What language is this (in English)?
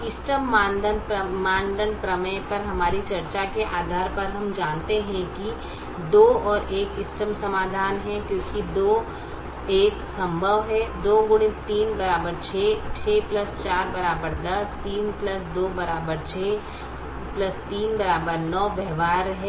Hindi